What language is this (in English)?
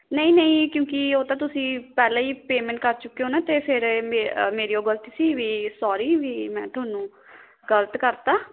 Punjabi